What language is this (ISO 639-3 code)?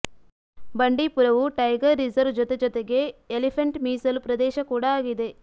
kan